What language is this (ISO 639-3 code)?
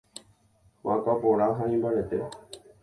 grn